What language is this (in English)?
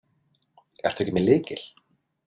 Icelandic